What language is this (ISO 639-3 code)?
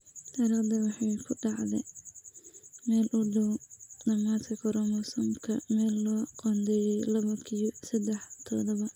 som